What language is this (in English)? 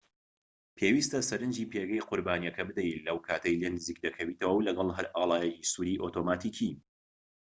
Central Kurdish